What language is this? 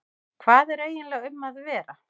Icelandic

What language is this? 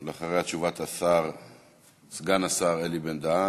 Hebrew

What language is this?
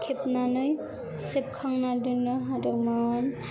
Bodo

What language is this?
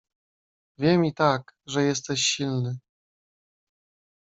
Polish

